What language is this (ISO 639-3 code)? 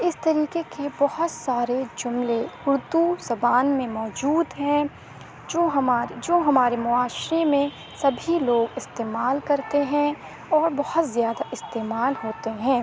urd